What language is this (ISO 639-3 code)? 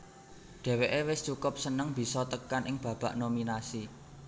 jav